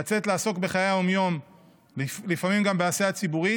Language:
Hebrew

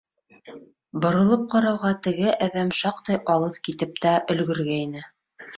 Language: Bashkir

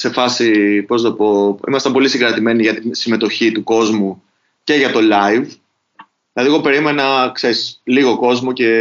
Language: Greek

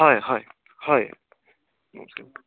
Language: Assamese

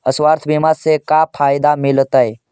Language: Magahi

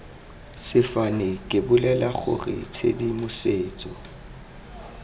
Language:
Tswana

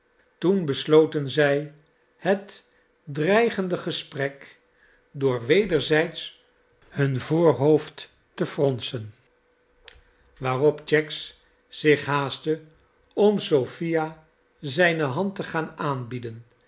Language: Dutch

